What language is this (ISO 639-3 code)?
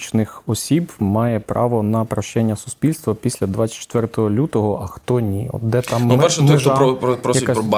ukr